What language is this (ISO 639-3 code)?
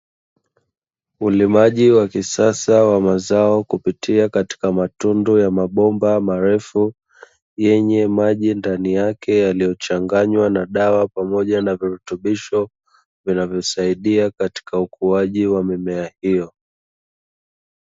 swa